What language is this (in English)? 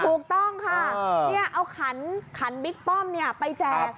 Thai